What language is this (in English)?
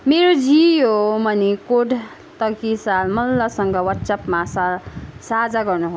Nepali